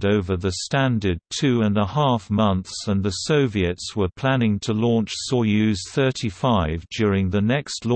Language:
English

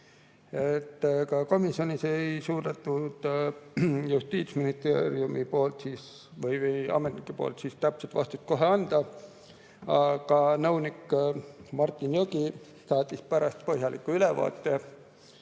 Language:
Estonian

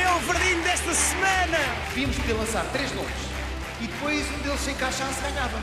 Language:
Portuguese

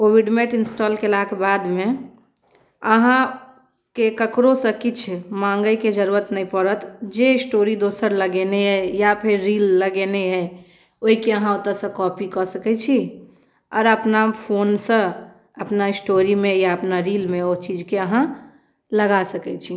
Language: Maithili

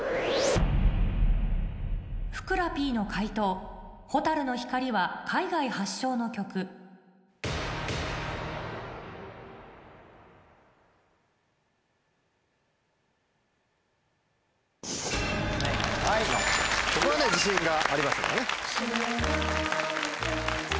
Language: Japanese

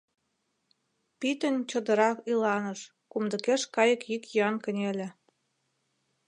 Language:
Mari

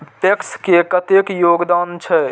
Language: Maithili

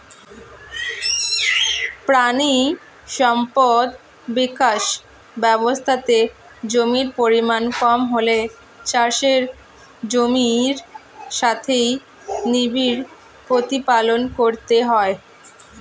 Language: Bangla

